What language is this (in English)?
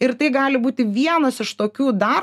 Lithuanian